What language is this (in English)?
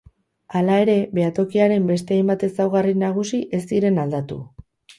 Basque